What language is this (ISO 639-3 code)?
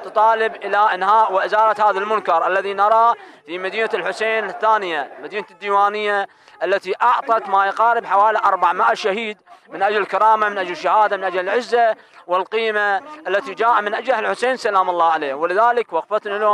ara